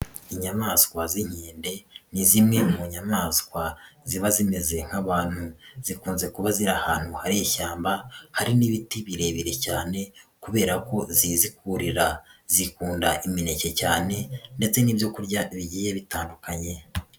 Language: Kinyarwanda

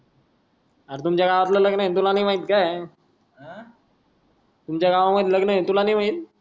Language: Marathi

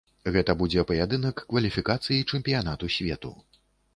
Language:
Belarusian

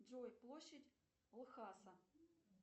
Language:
Russian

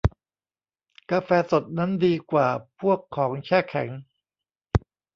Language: Thai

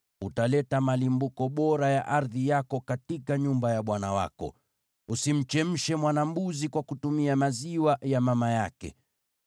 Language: Swahili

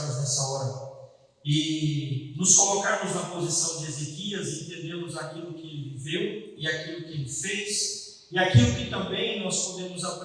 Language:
Portuguese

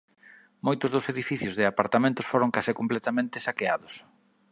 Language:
Galician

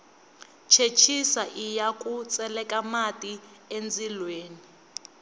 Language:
Tsonga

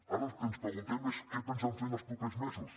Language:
Catalan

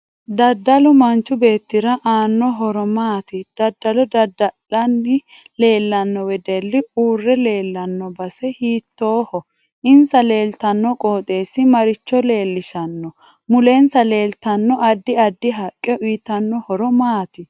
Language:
Sidamo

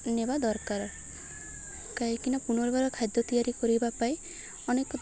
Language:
Odia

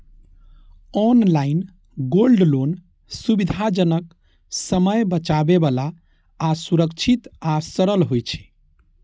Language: Maithili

